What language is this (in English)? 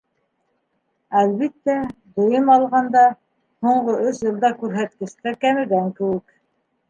Bashkir